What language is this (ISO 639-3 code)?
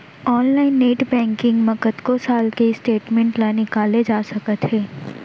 hne